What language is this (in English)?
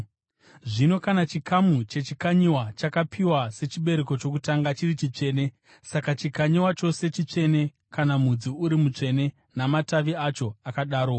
Shona